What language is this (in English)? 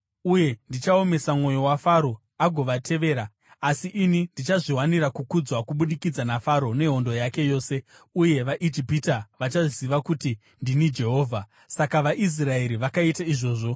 Shona